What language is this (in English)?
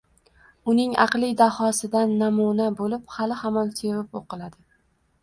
Uzbek